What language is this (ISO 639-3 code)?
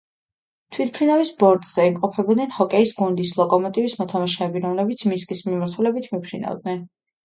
kat